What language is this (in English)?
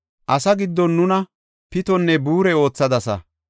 Gofa